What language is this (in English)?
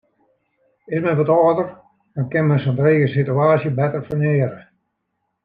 Western Frisian